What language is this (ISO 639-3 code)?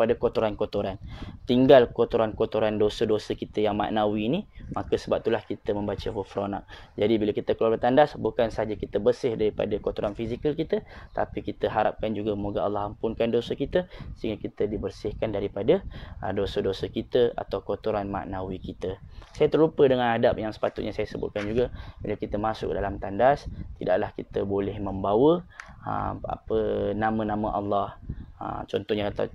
msa